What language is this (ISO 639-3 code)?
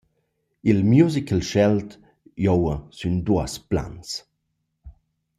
roh